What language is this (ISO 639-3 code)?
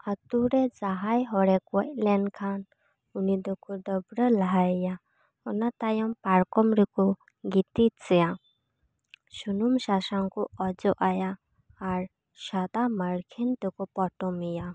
sat